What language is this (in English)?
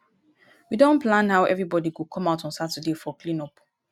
Nigerian Pidgin